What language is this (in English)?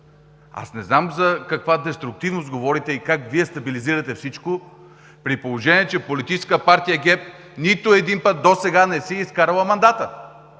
Bulgarian